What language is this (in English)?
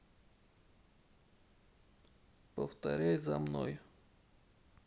Russian